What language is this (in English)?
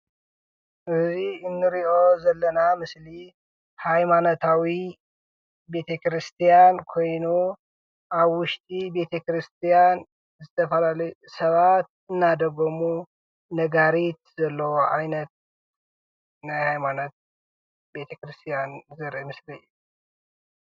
Tigrinya